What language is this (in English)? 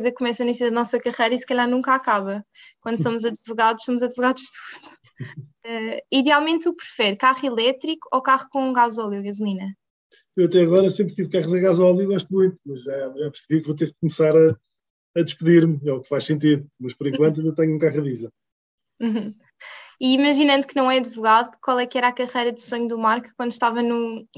Portuguese